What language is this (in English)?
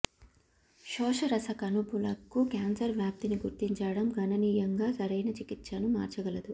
Telugu